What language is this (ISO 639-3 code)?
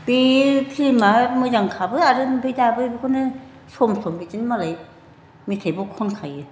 brx